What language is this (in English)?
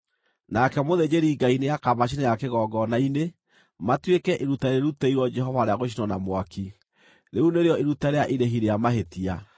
Kikuyu